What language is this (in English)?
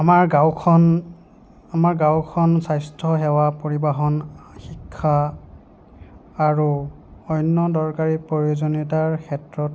Assamese